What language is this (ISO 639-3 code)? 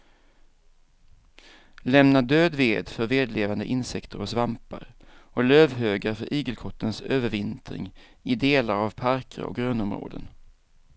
swe